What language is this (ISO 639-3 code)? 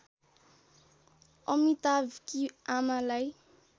nep